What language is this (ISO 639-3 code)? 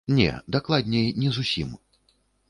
bel